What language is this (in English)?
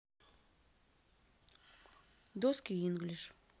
Russian